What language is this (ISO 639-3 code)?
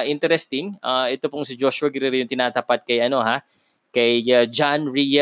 fil